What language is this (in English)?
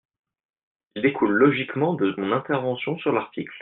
French